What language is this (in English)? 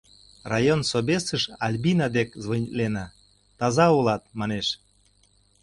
Mari